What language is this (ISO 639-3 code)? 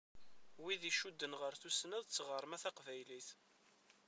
kab